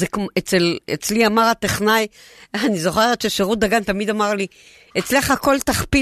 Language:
Hebrew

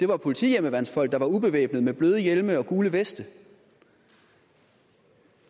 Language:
Danish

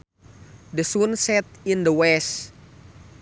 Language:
Sundanese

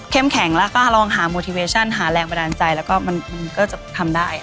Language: Thai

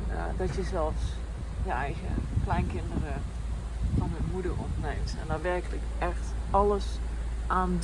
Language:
Dutch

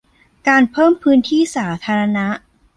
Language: Thai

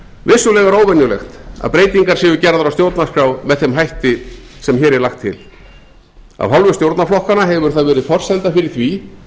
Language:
Icelandic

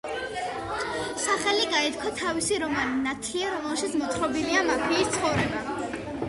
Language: Georgian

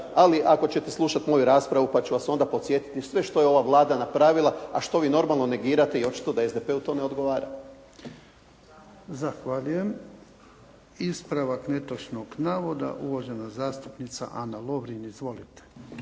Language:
Croatian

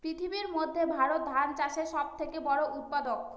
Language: Bangla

